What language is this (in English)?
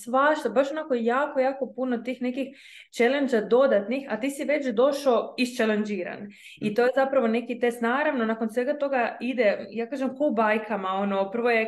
Croatian